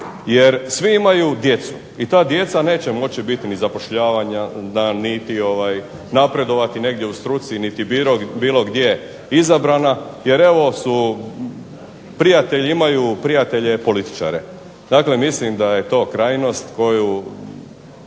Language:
Croatian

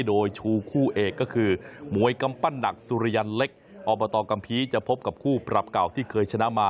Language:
Thai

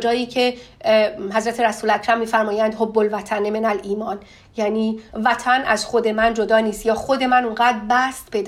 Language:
Persian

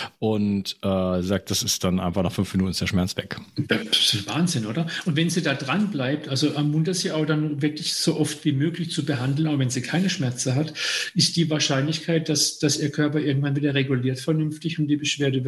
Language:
German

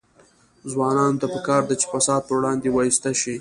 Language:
Pashto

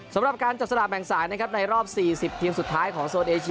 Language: Thai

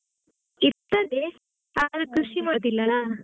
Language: Kannada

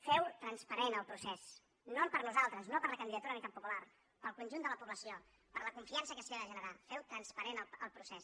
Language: Catalan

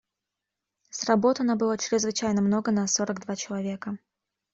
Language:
Russian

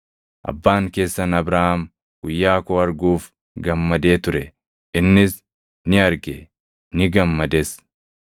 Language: Oromo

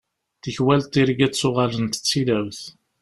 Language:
Kabyle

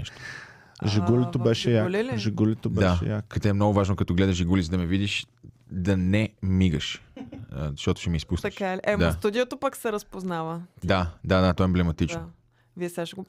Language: Bulgarian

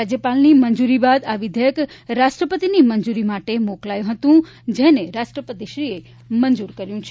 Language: Gujarati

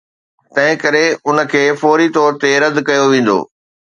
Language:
Sindhi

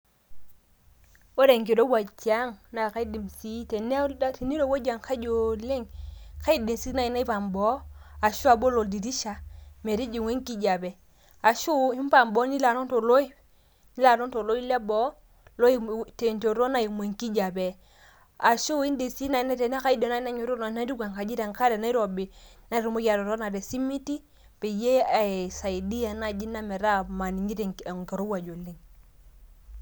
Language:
Masai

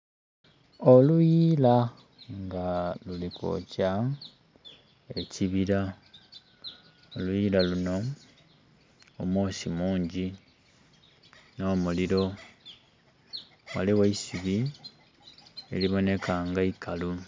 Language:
Soga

